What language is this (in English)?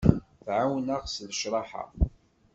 Kabyle